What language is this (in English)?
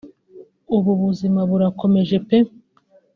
Kinyarwanda